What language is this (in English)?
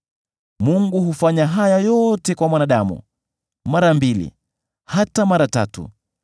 Swahili